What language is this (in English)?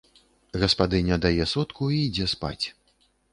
Belarusian